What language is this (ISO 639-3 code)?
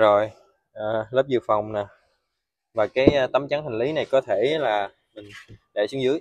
vie